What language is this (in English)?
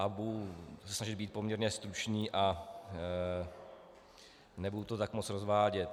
Czech